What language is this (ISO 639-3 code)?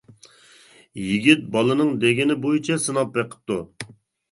uig